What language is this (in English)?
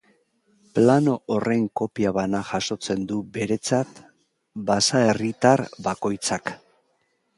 Basque